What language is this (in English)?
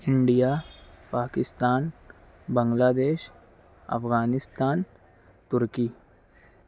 Urdu